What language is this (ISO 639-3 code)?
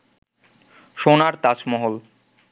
ben